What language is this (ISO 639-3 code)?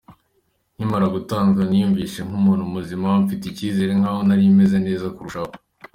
kin